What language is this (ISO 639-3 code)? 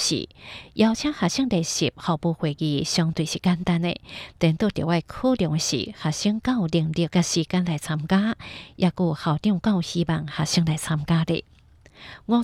zho